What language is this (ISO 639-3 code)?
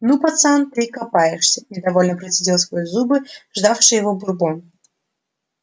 rus